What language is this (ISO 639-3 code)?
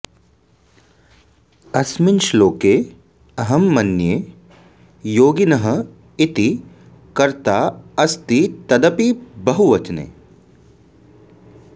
san